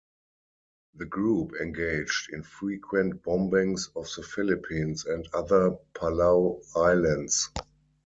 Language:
English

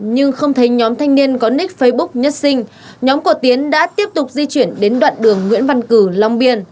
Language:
Vietnamese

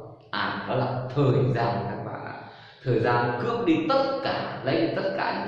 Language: Vietnamese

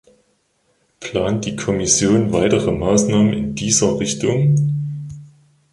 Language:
German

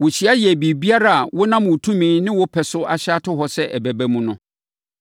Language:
Akan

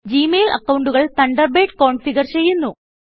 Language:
Malayalam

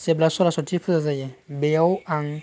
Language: Bodo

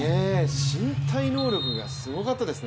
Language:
Japanese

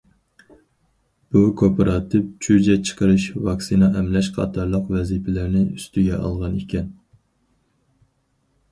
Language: Uyghur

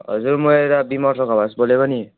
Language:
Nepali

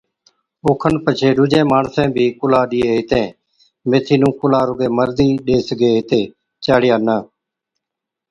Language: Od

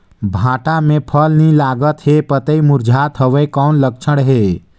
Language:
Chhattisgarhi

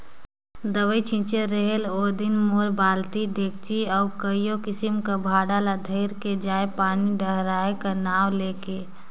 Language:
Chhattisgarhi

